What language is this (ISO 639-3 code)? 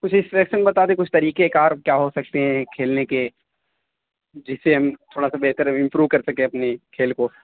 urd